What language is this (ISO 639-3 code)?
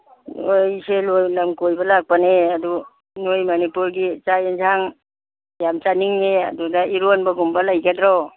mni